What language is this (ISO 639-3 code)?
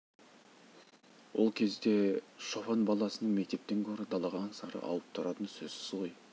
kaz